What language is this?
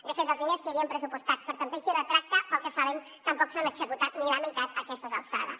Catalan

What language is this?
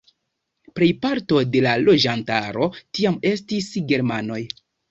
Esperanto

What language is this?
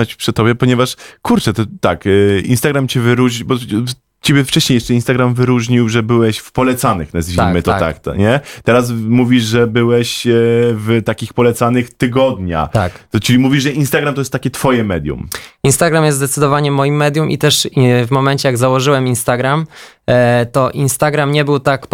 Polish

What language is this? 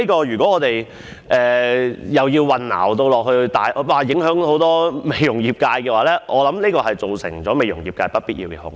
Cantonese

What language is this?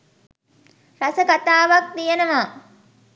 Sinhala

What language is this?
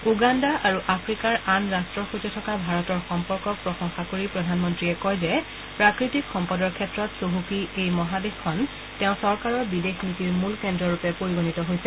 Assamese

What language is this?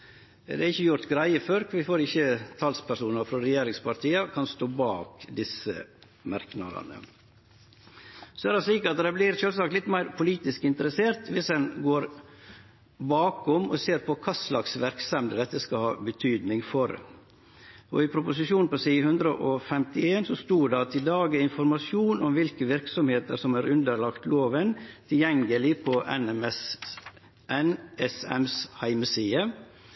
Norwegian Nynorsk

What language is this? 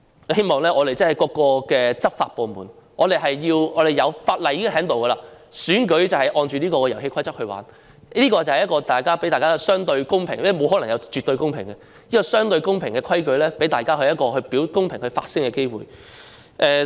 Cantonese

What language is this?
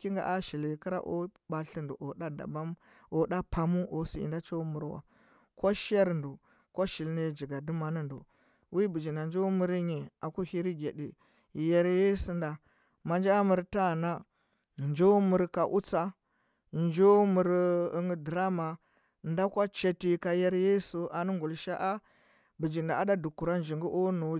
Huba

